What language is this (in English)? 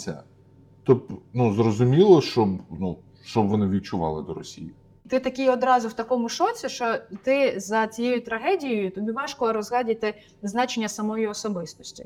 Ukrainian